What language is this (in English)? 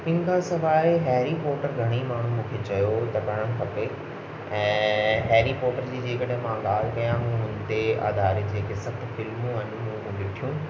Sindhi